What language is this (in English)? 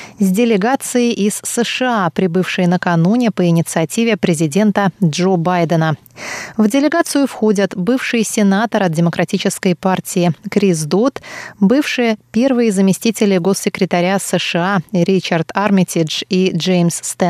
Russian